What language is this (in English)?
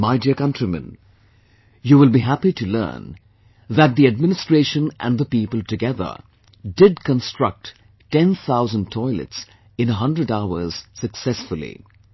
English